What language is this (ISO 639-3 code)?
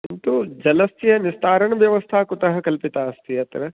san